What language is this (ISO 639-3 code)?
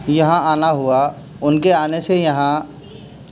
urd